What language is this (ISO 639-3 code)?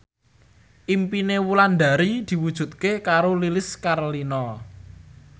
jav